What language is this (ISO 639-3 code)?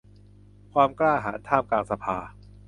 tha